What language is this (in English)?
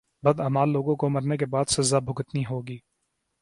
Urdu